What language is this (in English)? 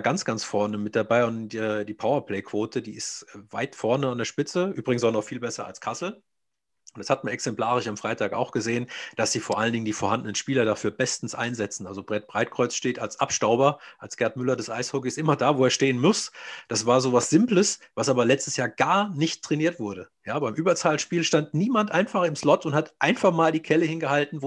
German